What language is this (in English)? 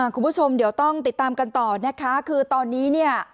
Thai